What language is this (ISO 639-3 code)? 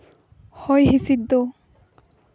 sat